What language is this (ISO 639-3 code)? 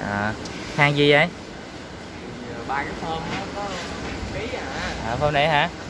vie